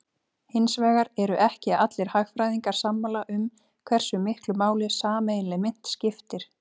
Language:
Icelandic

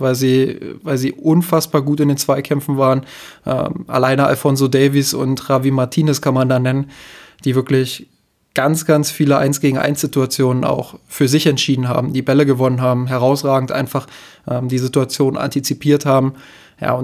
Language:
German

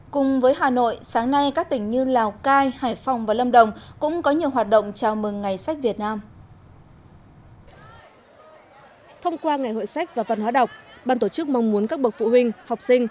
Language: Vietnamese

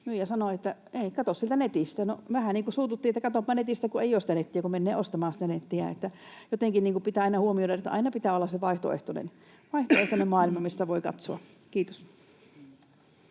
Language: Finnish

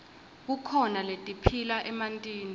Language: Swati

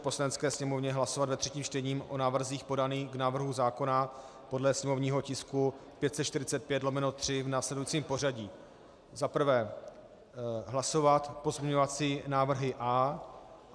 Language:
Czech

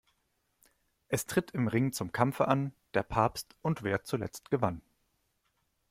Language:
German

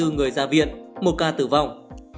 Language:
Vietnamese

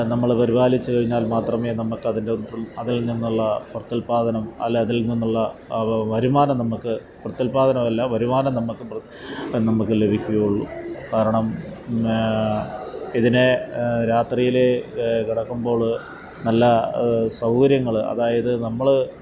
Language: Malayalam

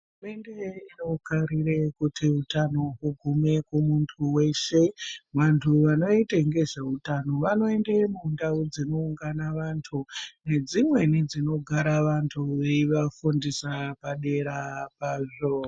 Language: Ndau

